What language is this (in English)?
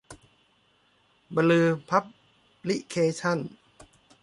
Thai